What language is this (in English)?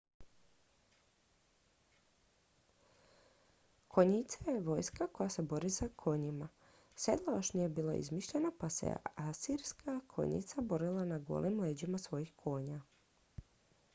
Croatian